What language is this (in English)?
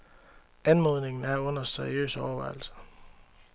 Danish